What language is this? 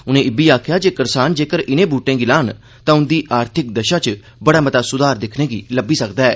Dogri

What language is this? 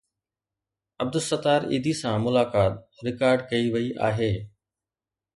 Sindhi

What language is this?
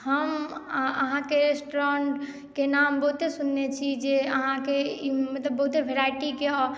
Maithili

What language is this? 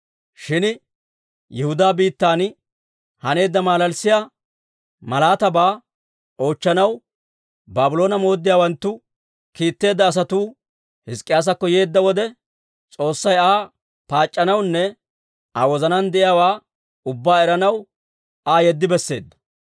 Dawro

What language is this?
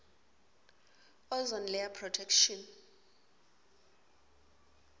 Swati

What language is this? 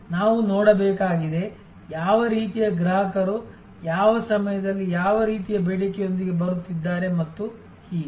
Kannada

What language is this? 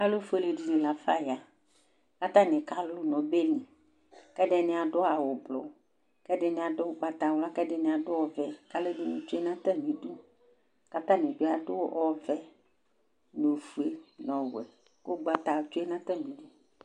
Ikposo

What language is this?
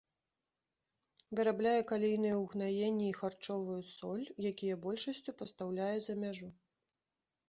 Belarusian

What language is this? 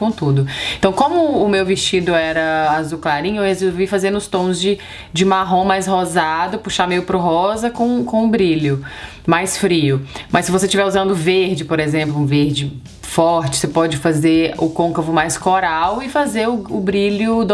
Portuguese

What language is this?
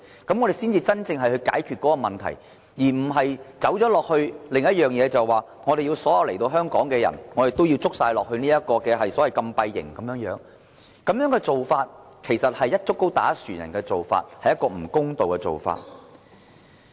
Cantonese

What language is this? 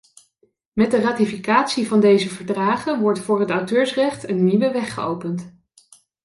Dutch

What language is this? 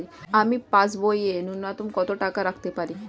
Bangla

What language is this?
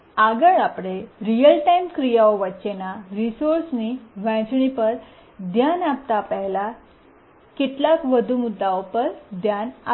Gujarati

